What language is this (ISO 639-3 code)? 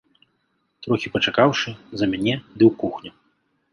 bel